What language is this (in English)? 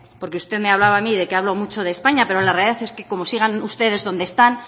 Spanish